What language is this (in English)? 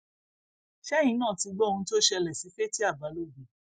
Yoruba